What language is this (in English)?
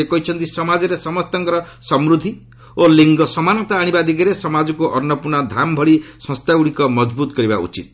Odia